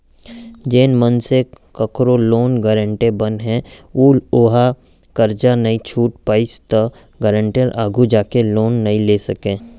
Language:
Chhattisgarhi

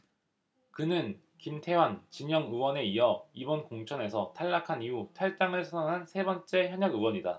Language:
Korean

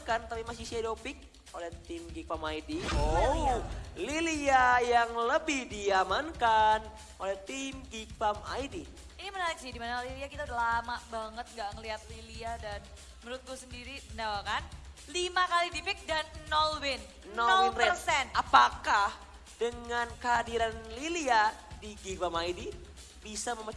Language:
Indonesian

